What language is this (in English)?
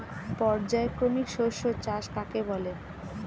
Bangla